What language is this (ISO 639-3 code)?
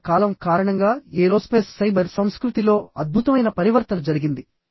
tel